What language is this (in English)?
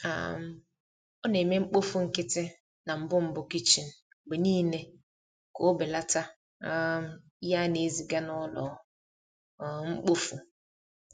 Igbo